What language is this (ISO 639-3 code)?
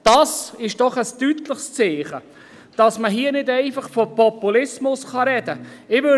gsw